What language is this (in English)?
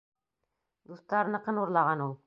Bashkir